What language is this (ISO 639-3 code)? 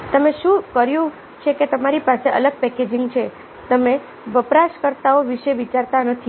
guj